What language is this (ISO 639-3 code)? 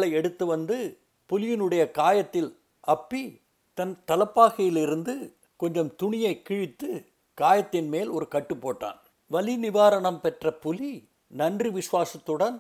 tam